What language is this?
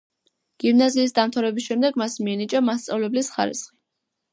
Georgian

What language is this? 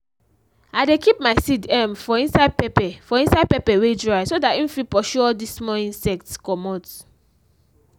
Nigerian Pidgin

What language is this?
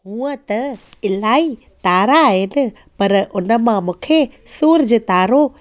Sindhi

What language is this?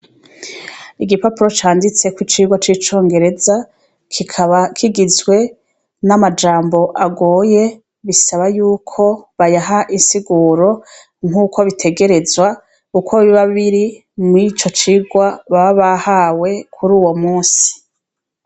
Rundi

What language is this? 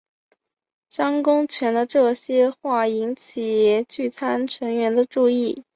Chinese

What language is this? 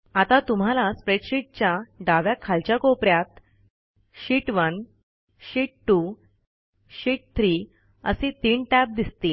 Marathi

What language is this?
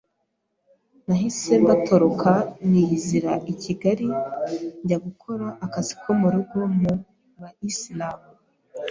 Kinyarwanda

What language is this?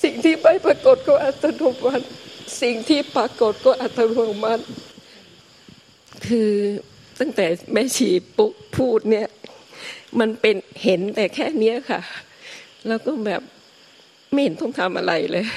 Thai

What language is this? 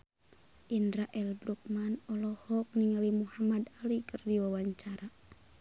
Sundanese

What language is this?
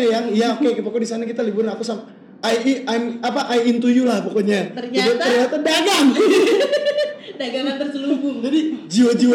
Indonesian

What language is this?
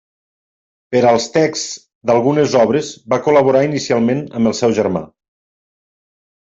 Catalan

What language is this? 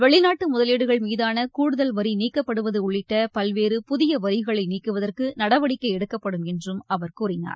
Tamil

